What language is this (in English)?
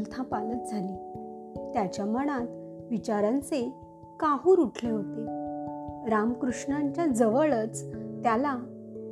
Marathi